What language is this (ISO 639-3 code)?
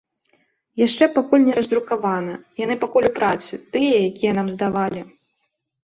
bel